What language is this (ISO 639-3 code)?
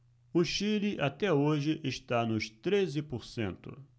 por